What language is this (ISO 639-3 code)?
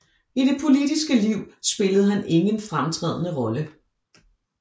dan